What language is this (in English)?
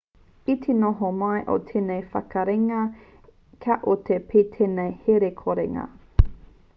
Māori